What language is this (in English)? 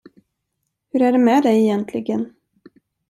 Swedish